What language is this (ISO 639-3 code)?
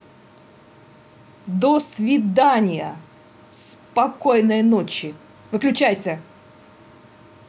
rus